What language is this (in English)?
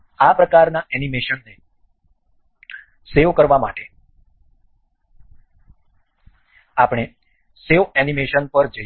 Gujarati